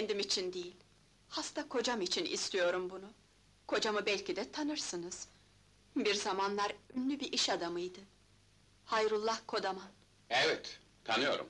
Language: Turkish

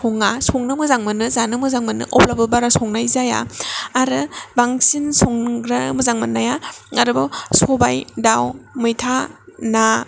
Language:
Bodo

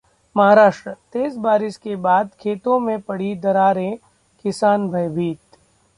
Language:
Hindi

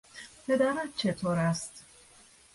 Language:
Persian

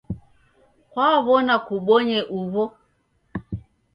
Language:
Taita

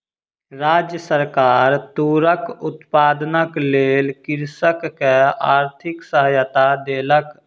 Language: Maithili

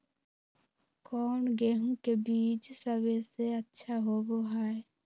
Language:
Magahi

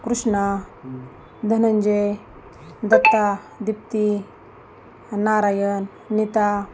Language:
Marathi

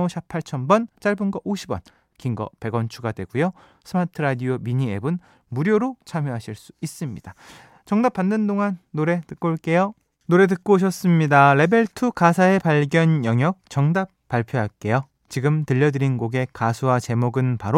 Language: Korean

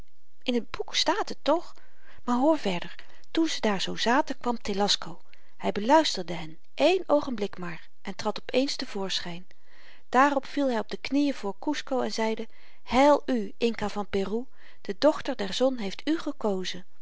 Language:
Dutch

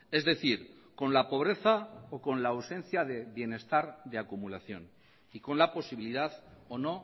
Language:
Spanish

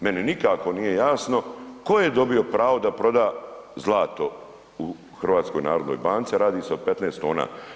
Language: Croatian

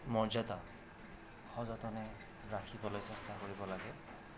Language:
Assamese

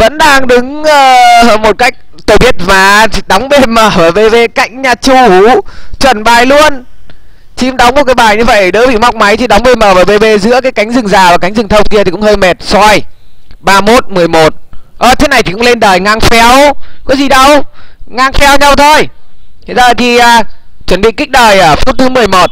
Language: Vietnamese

